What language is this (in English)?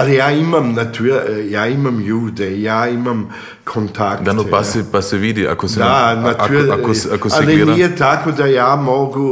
Croatian